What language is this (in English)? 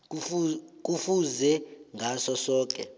South Ndebele